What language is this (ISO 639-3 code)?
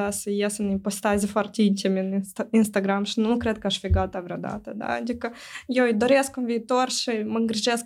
ron